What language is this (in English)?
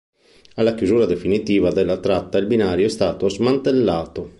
Italian